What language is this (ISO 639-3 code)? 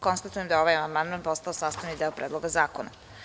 srp